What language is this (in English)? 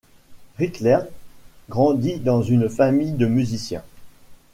French